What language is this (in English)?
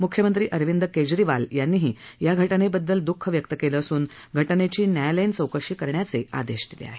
Marathi